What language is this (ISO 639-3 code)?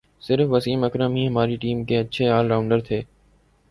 urd